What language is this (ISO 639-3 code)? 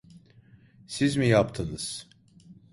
tur